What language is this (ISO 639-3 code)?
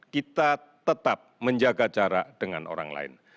ind